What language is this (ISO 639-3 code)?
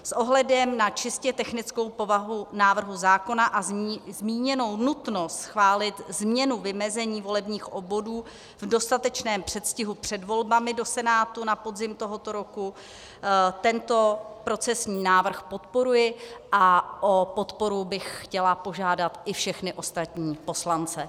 ces